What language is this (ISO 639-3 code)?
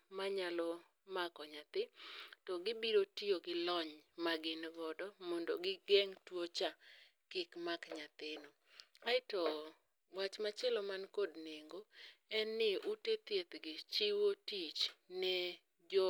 luo